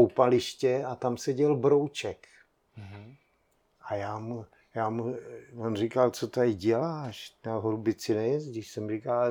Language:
Czech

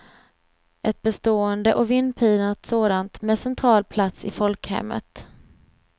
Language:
Swedish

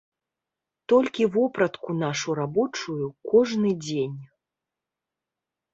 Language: Belarusian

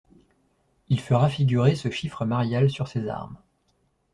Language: French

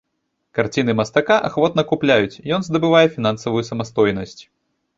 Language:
Belarusian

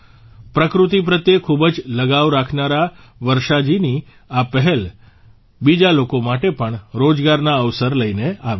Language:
Gujarati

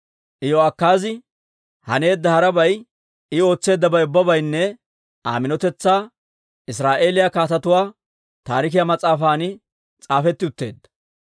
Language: Dawro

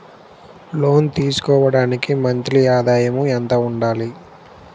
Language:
Telugu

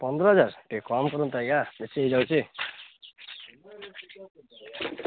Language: Odia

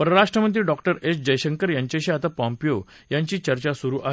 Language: Marathi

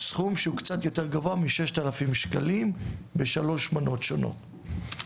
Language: Hebrew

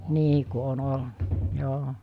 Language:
Finnish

